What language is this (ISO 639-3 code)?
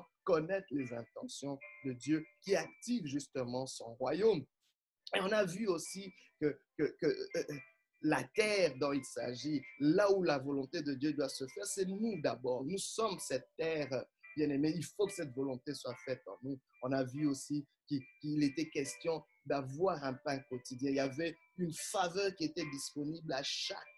fra